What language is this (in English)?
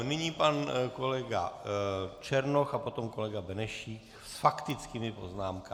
Czech